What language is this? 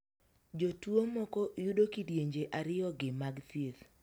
Luo (Kenya and Tanzania)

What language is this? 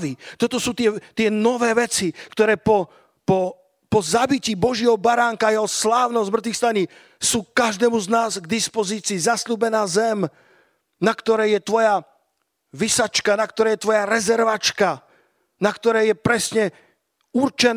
Slovak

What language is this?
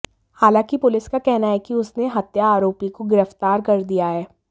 Hindi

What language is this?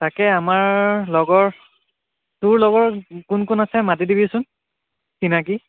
Assamese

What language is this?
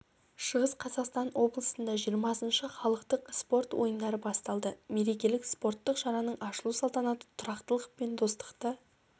Kazakh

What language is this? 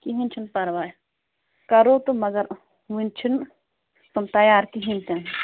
Kashmiri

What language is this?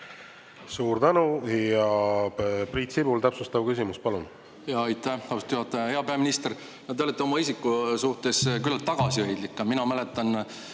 Estonian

